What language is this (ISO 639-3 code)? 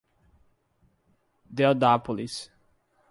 por